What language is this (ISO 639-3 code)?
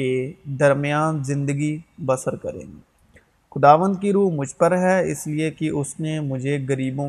urd